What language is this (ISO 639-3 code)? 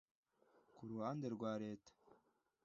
kin